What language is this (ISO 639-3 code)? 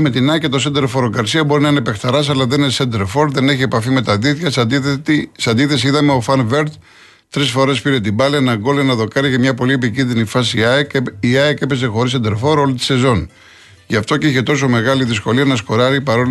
ell